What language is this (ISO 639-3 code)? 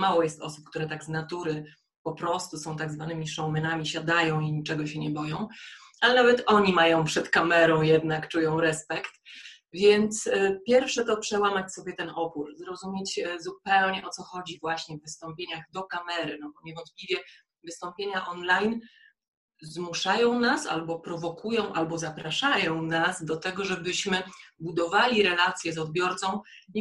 pol